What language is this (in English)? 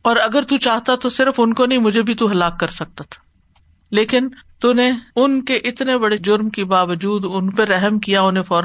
Urdu